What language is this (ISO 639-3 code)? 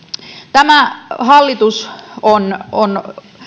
fin